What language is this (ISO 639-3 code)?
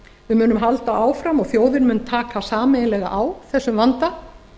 isl